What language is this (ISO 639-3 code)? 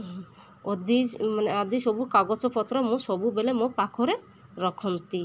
ori